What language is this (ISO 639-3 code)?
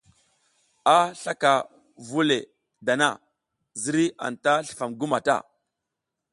giz